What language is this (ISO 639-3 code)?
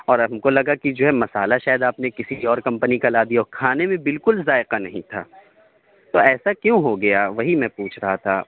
urd